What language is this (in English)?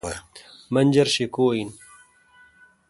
Kalkoti